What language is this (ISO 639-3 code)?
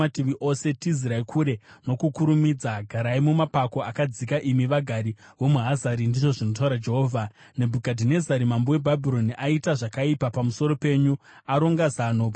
sna